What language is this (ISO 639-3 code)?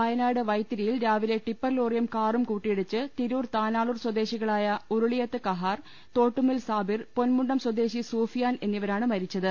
mal